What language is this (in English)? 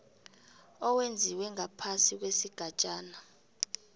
South Ndebele